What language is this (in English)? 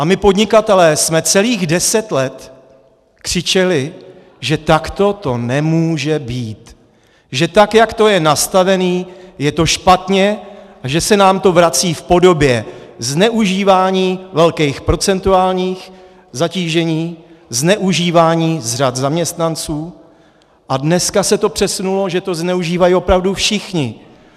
Czech